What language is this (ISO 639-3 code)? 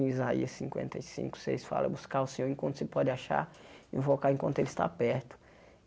por